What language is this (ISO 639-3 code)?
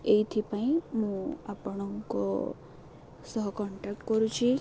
ori